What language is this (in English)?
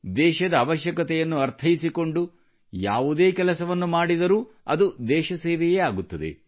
Kannada